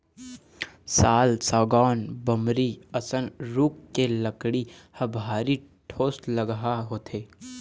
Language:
Chhattisgarhi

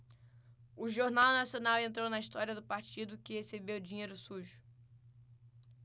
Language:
Portuguese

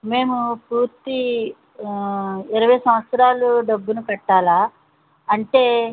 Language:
Telugu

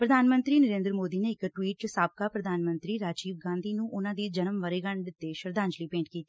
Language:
Punjabi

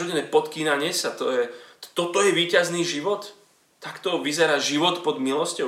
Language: Slovak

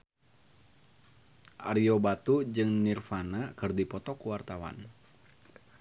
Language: Sundanese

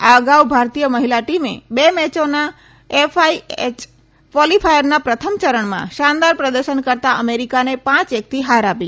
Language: Gujarati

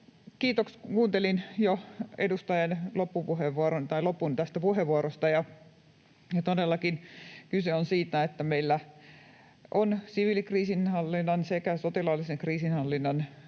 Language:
Finnish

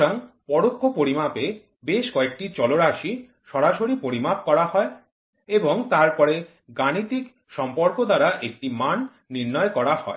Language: Bangla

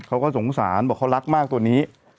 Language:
Thai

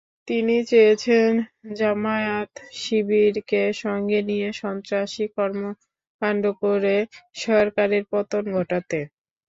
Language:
Bangla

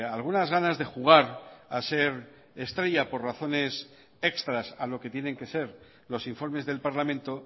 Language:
Spanish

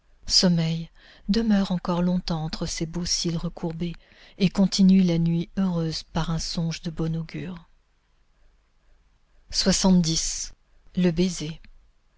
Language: French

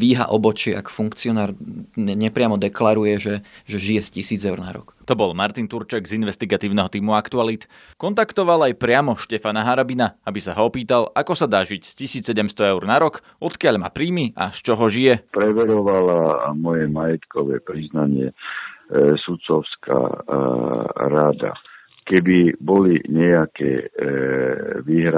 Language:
Slovak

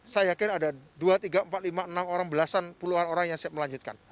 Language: Indonesian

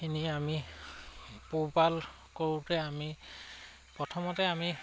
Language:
Assamese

